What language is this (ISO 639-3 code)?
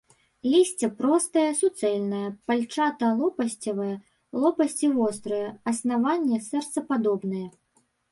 bel